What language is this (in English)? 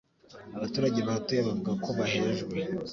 Kinyarwanda